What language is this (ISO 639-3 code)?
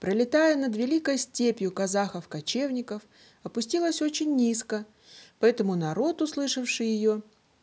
rus